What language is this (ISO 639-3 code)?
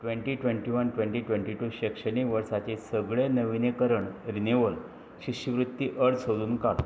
kok